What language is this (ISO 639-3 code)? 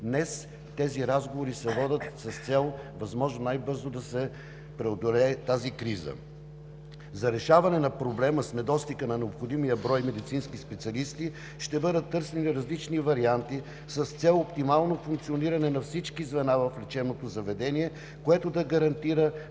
bul